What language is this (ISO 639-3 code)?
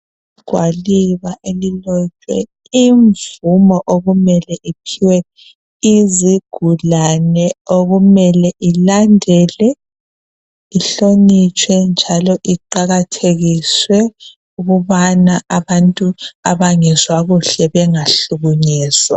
nde